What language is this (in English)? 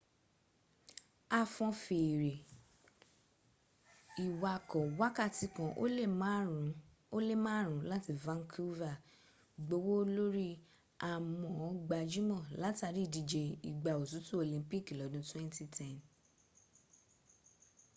Yoruba